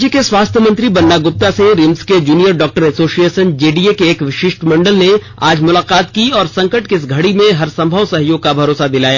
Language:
Hindi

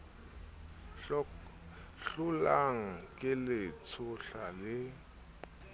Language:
Southern Sotho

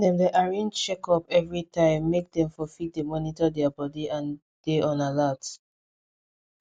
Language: Nigerian Pidgin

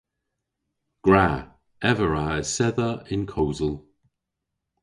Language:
Cornish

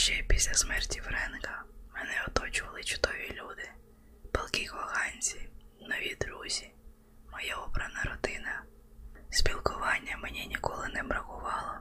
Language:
Ukrainian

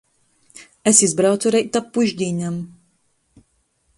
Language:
Latgalian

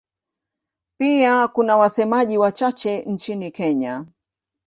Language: Swahili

